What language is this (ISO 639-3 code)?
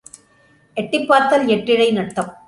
tam